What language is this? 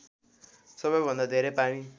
Nepali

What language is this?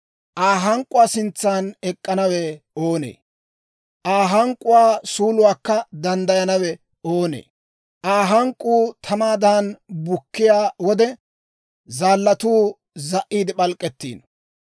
Dawro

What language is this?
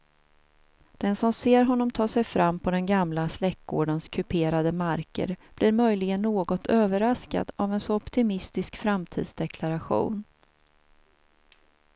Swedish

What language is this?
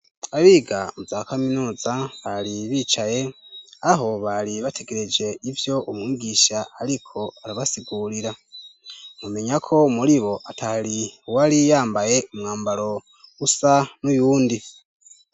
Rundi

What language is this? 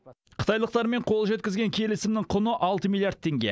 Kazakh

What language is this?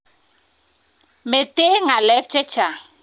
Kalenjin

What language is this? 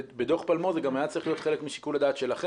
Hebrew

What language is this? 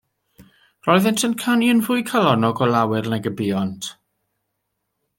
Welsh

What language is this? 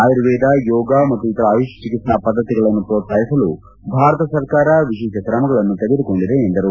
Kannada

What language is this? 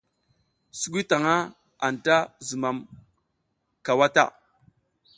South Giziga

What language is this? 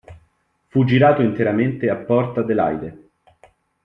Italian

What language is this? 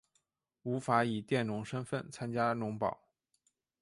Chinese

